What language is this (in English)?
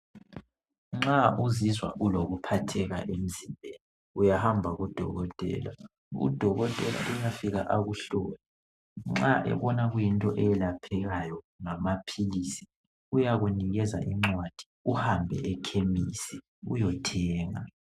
North Ndebele